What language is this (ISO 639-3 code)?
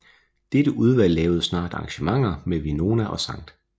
dan